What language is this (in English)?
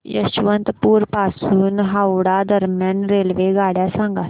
Marathi